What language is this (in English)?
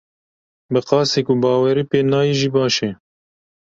Kurdish